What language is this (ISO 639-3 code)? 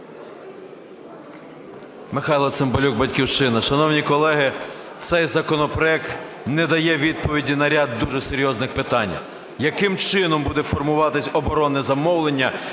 ukr